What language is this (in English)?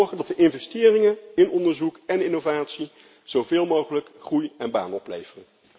Dutch